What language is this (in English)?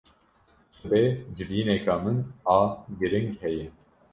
Kurdish